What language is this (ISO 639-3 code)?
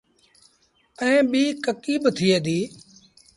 sbn